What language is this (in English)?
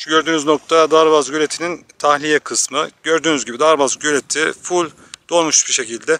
Turkish